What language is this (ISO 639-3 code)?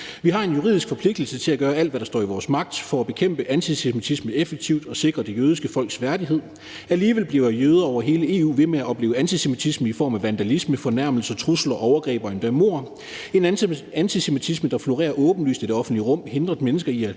dan